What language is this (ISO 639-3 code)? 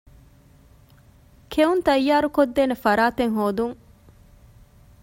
div